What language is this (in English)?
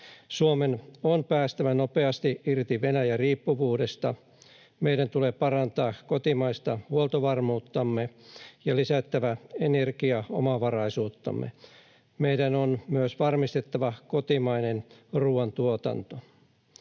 Finnish